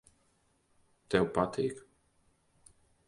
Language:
Latvian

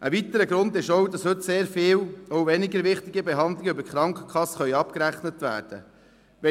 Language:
Swiss German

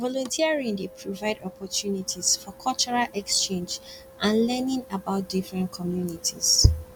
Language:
Nigerian Pidgin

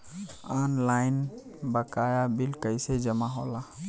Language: Bhojpuri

